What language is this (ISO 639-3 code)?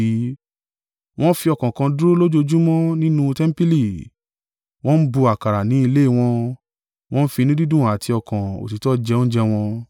yor